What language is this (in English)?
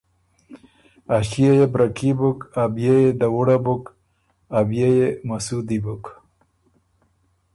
Ormuri